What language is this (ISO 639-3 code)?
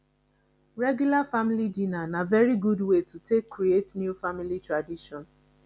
pcm